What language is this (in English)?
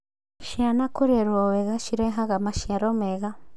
Kikuyu